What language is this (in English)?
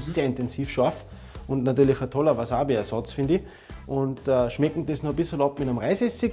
German